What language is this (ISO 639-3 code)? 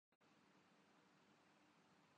urd